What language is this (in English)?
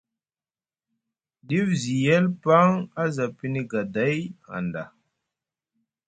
Musgu